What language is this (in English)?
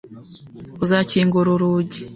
Kinyarwanda